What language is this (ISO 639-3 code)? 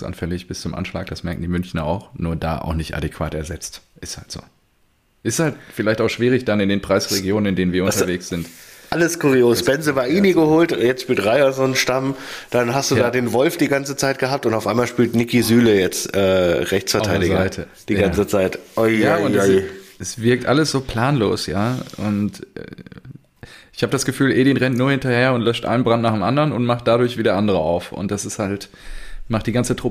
deu